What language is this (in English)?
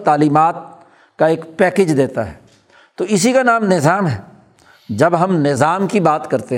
Urdu